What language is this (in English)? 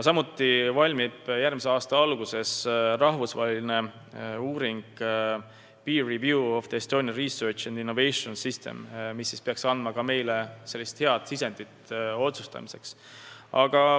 Estonian